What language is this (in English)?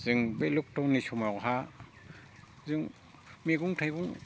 Bodo